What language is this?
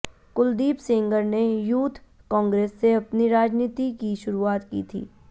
Hindi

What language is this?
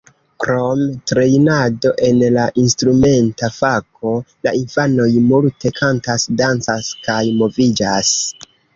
Esperanto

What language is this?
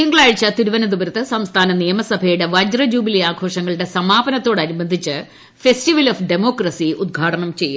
Malayalam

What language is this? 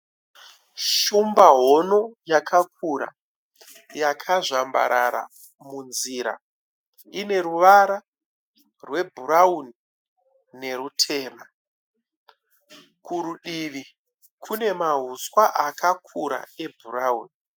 Shona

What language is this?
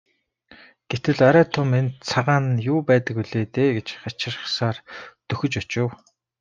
Mongolian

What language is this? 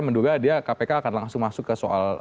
Indonesian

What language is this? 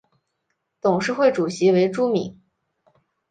Chinese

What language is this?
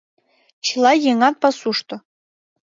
Mari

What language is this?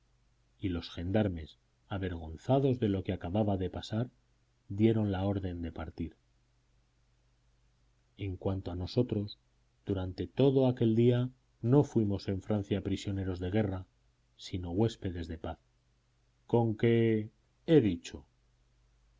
Spanish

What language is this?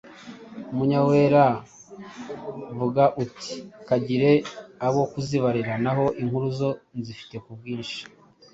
Kinyarwanda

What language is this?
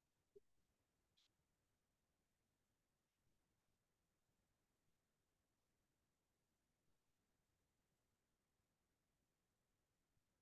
Hindi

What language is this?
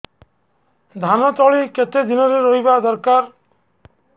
Odia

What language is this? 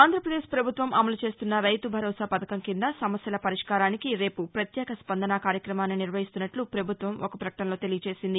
Telugu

